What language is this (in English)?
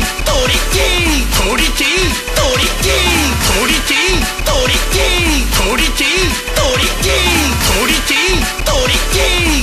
Korean